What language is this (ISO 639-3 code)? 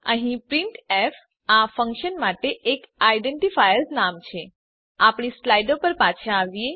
guj